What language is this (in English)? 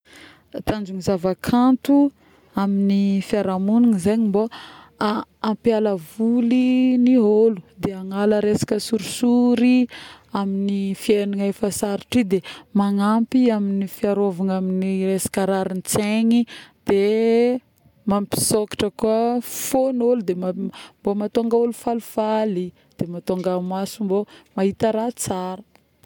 Northern Betsimisaraka Malagasy